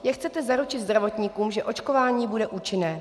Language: Czech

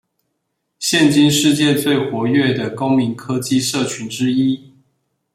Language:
Chinese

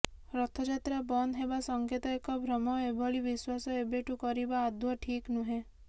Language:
Odia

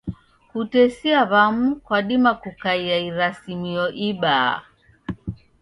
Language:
Taita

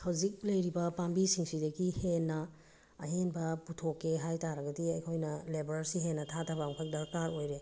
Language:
Manipuri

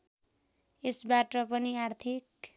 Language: Nepali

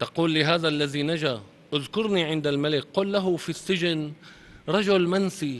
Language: Arabic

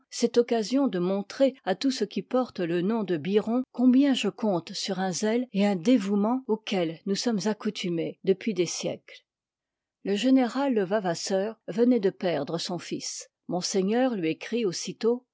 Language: French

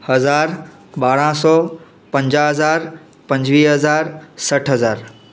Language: Sindhi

